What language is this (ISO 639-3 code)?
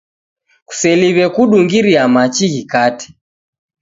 dav